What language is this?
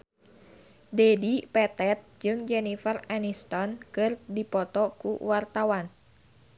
Sundanese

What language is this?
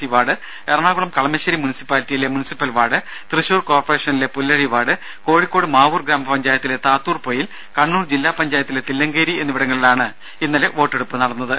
Malayalam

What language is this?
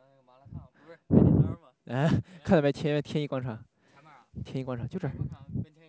Chinese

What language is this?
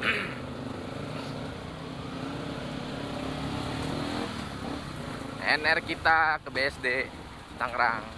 Indonesian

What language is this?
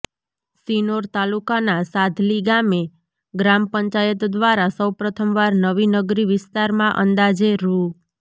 Gujarati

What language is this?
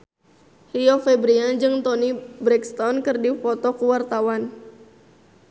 Sundanese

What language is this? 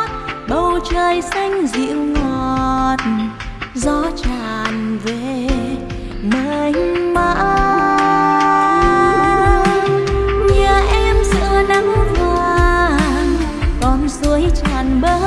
Vietnamese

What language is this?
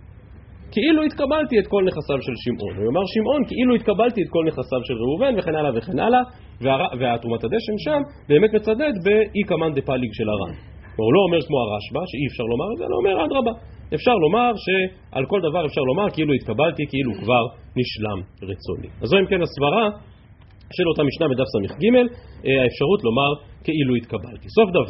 Hebrew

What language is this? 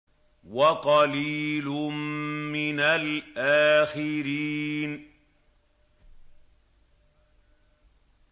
Arabic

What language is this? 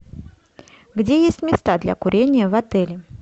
Russian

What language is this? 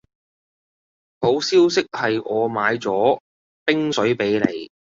Cantonese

